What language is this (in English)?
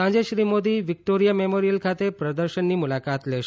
Gujarati